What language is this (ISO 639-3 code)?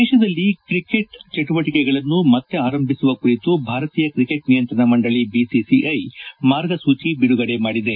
kan